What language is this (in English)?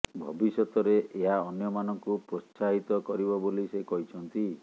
Odia